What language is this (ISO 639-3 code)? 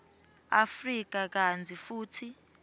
ssw